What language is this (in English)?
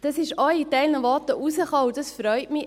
Swiss German